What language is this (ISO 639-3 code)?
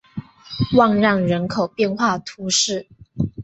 zho